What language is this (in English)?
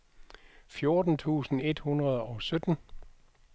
Danish